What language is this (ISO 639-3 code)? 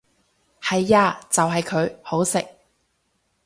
yue